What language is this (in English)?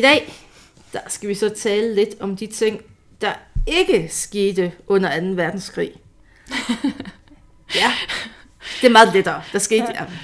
Danish